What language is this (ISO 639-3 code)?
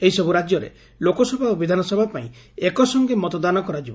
ori